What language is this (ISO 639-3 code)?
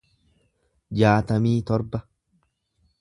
orm